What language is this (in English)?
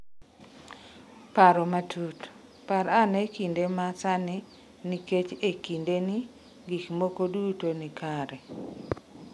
Luo (Kenya and Tanzania)